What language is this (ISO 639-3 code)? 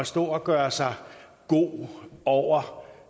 dan